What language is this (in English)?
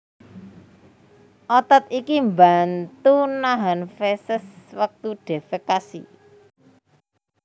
Javanese